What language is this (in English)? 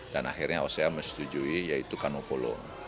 Indonesian